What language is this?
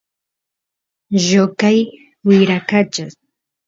Santiago del Estero Quichua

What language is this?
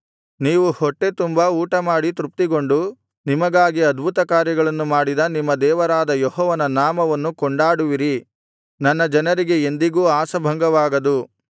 Kannada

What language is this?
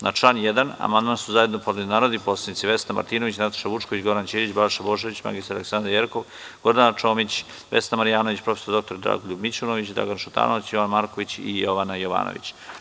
Serbian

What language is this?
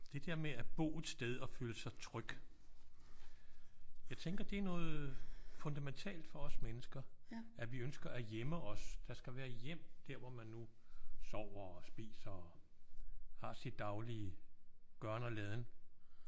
Danish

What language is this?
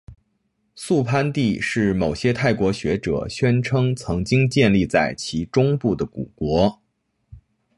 Chinese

